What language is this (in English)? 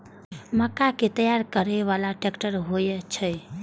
Maithili